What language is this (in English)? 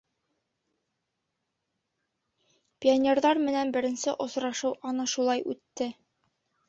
Bashkir